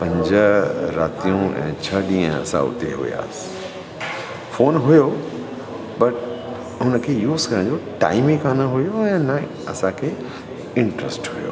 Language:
Sindhi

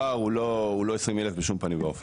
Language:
Hebrew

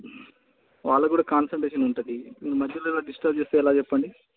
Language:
Telugu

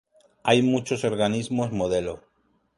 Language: Spanish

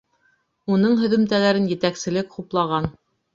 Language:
Bashkir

